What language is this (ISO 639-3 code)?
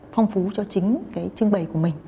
vie